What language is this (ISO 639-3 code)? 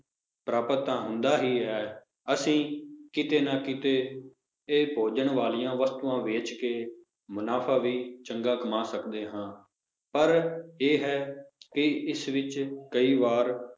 pan